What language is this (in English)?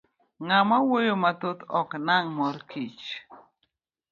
Luo (Kenya and Tanzania)